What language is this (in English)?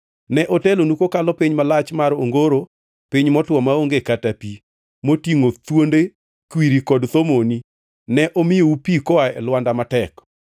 Luo (Kenya and Tanzania)